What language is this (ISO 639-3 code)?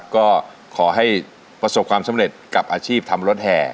tha